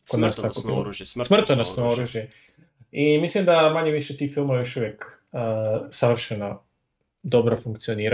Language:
Croatian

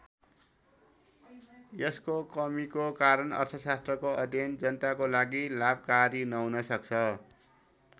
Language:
Nepali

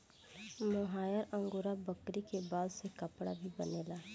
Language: Bhojpuri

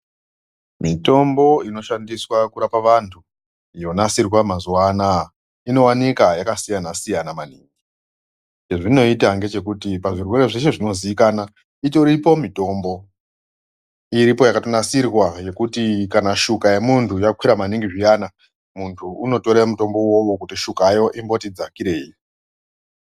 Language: Ndau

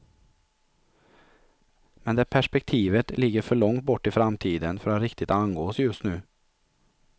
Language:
Swedish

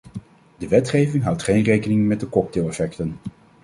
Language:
Dutch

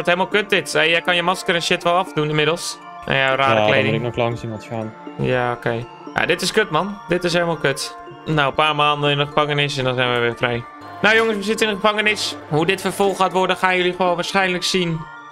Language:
Dutch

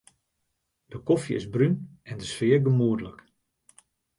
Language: Western Frisian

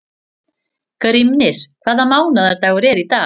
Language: Icelandic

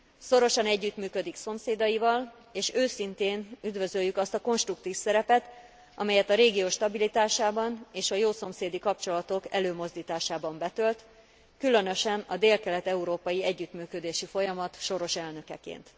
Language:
Hungarian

